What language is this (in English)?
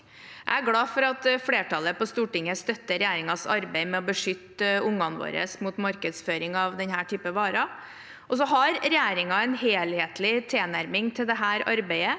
Norwegian